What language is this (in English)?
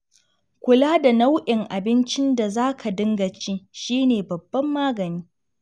Hausa